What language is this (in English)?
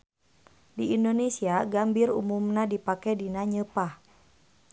Sundanese